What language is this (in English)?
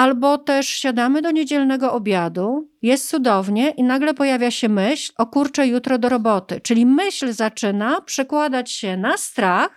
Polish